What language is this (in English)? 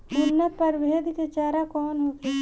Bhojpuri